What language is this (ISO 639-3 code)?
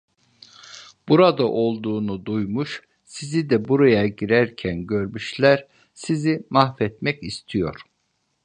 tur